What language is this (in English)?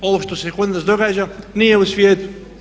Croatian